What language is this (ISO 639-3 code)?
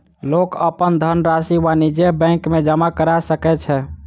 mai